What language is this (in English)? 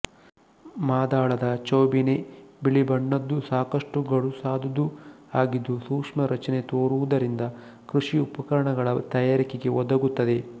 Kannada